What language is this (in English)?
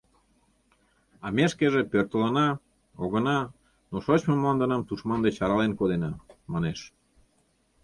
Mari